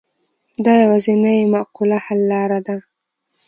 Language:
Pashto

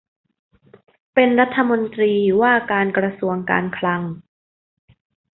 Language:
Thai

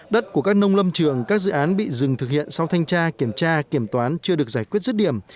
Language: Vietnamese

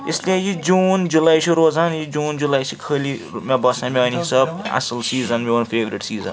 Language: Kashmiri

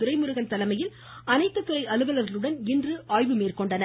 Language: Tamil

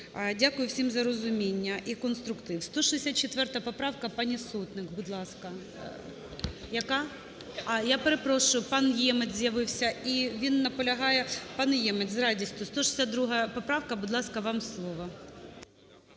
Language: Ukrainian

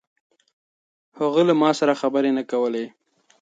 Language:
Pashto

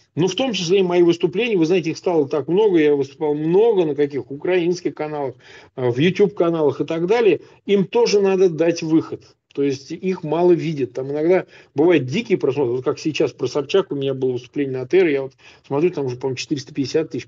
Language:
Russian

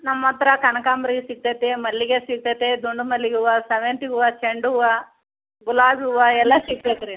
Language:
Kannada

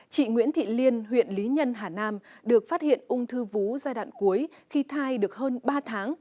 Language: Vietnamese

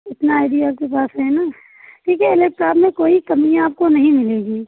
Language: Hindi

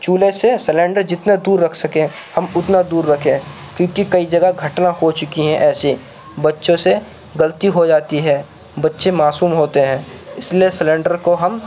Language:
Urdu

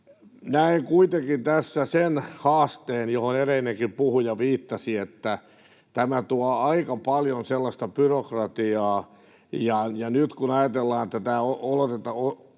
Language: Finnish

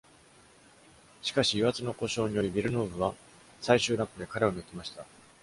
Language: Japanese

